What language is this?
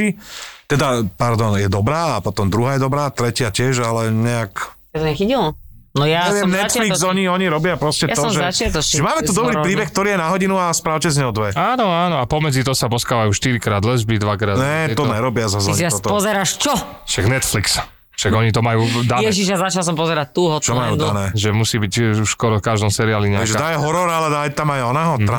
Slovak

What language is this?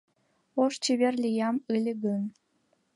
Mari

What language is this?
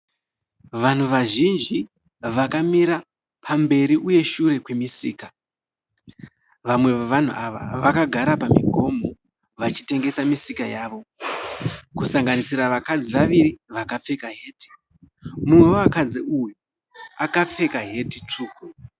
Shona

